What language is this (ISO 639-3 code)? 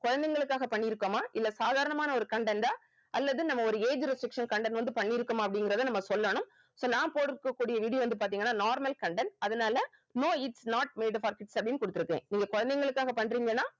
tam